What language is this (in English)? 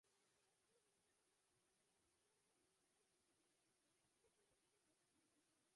Uzbek